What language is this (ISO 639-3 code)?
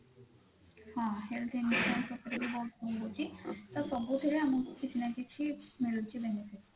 ori